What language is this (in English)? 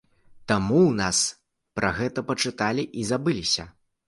Belarusian